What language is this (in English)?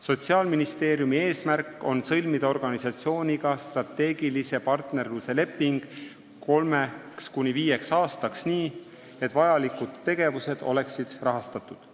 Estonian